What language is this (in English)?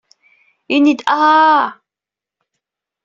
Kabyle